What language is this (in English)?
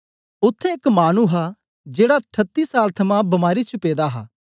Dogri